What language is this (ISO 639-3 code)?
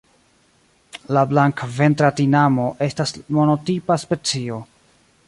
epo